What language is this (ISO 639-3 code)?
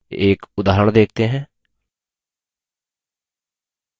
hin